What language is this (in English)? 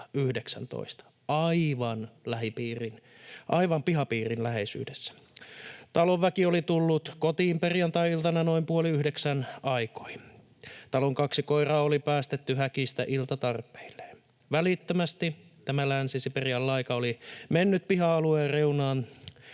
Finnish